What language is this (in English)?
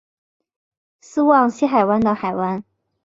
Chinese